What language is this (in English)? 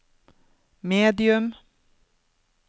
Norwegian